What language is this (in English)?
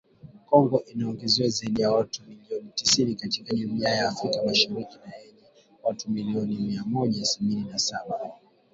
Swahili